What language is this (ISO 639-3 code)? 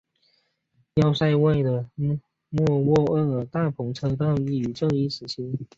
zho